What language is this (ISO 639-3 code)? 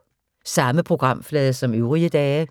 dan